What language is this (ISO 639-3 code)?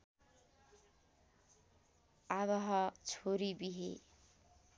nep